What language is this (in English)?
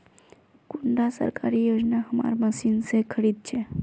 Magahi